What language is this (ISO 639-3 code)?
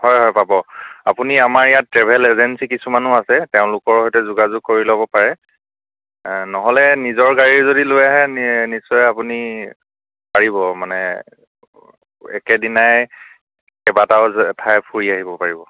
asm